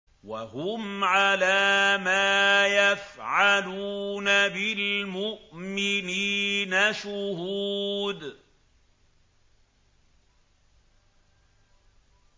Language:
Arabic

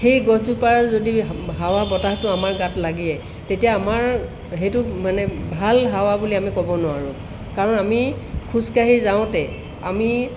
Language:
Assamese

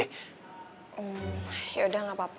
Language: Indonesian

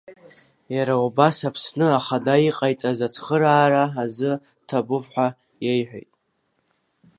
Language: Abkhazian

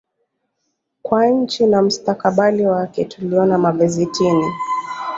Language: Swahili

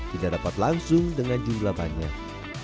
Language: Indonesian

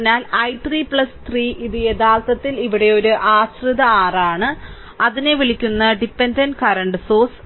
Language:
Malayalam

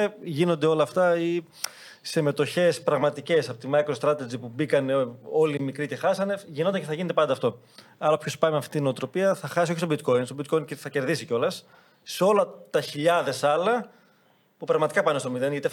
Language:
Greek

